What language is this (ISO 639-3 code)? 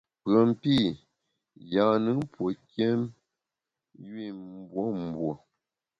bax